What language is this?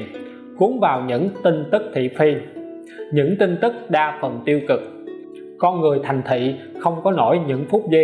Vietnamese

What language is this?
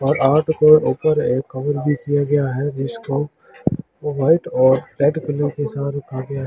Hindi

